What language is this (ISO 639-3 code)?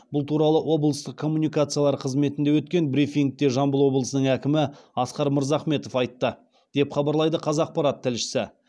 kaz